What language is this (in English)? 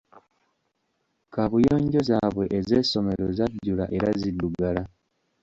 Ganda